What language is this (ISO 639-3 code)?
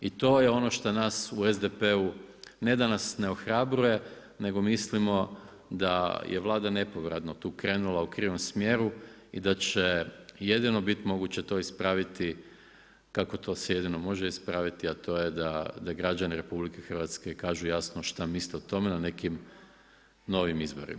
hrv